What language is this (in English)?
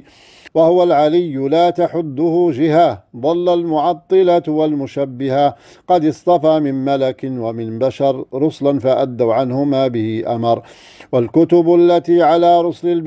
Arabic